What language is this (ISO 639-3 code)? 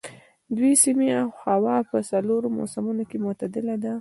pus